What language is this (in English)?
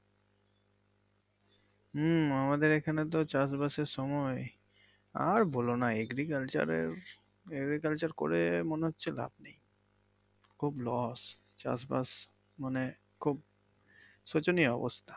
Bangla